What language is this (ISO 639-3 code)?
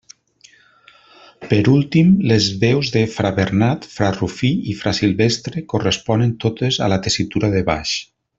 cat